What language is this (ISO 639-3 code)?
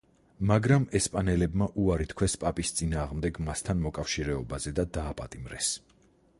kat